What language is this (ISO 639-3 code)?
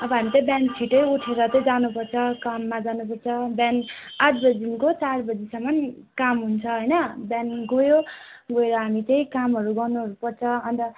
nep